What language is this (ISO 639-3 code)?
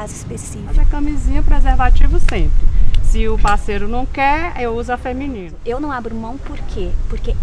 por